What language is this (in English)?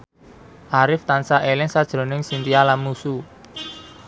Javanese